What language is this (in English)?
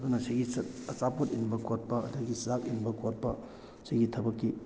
Manipuri